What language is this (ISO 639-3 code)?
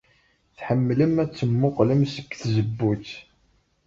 kab